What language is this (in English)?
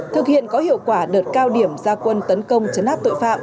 Vietnamese